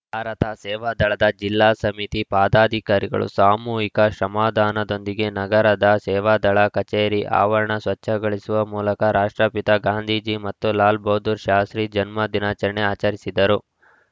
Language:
Kannada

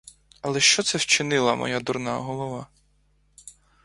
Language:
Ukrainian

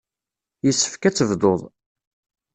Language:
Kabyle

